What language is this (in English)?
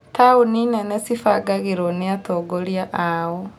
Kikuyu